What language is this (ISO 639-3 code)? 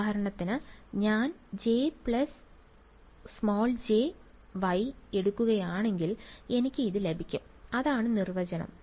mal